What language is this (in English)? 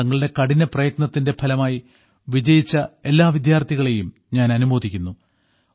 Malayalam